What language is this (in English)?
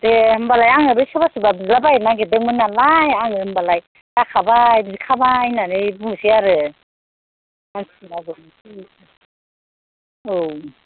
Bodo